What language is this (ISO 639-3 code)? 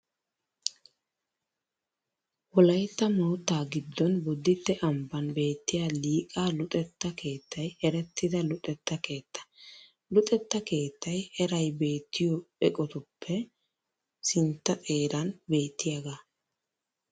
wal